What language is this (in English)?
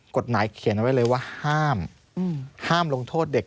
Thai